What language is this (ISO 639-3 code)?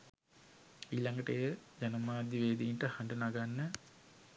sin